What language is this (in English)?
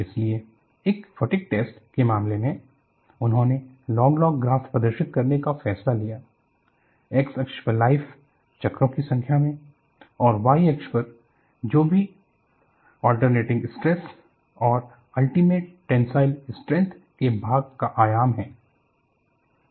Hindi